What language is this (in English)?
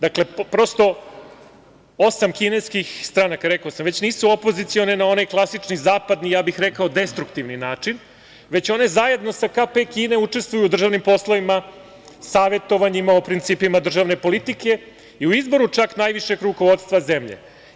Serbian